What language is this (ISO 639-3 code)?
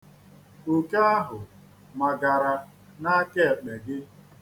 ibo